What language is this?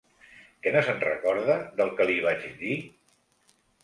Catalan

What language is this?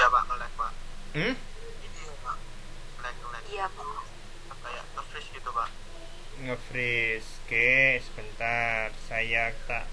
Indonesian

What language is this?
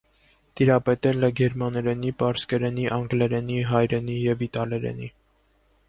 Armenian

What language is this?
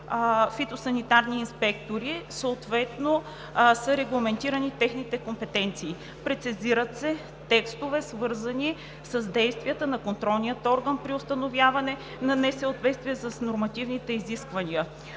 Bulgarian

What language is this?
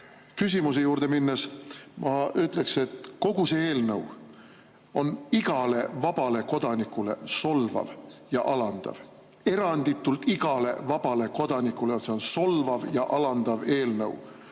Estonian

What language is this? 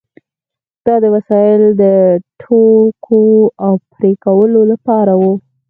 Pashto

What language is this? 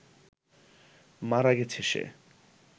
Bangla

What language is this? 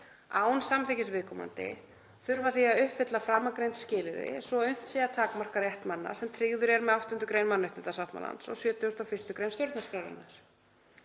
Icelandic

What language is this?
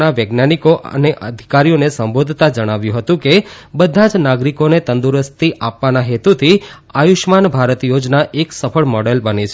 Gujarati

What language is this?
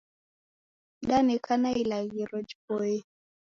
Taita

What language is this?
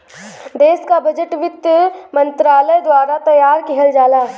Bhojpuri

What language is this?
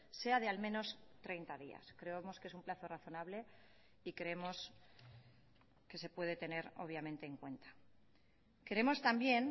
Spanish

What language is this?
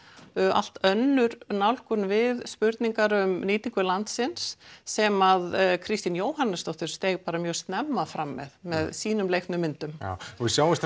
Icelandic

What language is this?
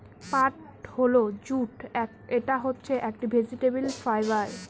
Bangla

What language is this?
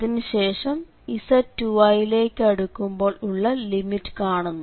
Malayalam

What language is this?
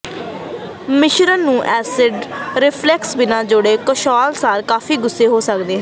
Punjabi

